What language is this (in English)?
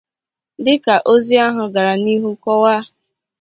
Igbo